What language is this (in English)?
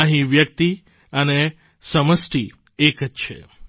Gujarati